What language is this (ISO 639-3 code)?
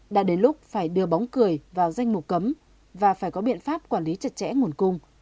vie